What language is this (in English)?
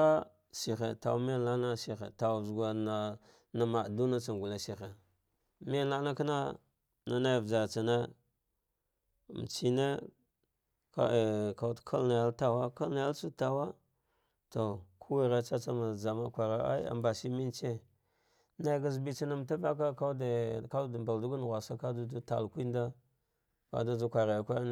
Dghwede